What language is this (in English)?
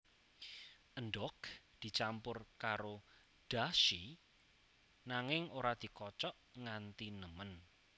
Javanese